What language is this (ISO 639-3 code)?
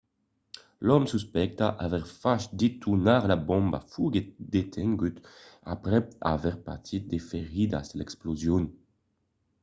oci